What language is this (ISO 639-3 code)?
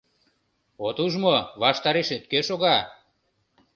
chm